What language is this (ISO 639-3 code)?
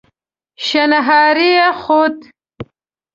pus